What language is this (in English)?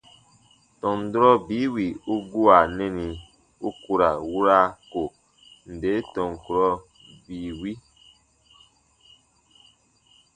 Baatonum